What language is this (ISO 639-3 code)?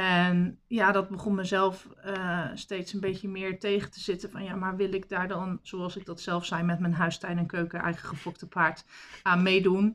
nld